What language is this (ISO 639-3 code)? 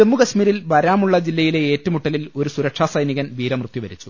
mal